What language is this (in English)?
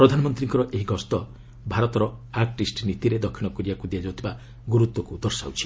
Odia